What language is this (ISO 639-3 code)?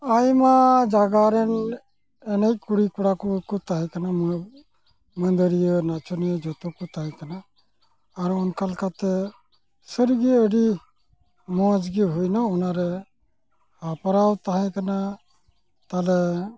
sat